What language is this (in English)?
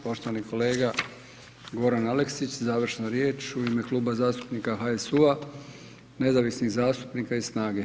Croatian